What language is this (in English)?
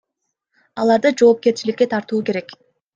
Kyrgyz